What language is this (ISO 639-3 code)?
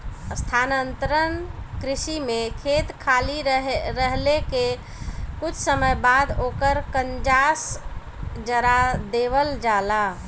bho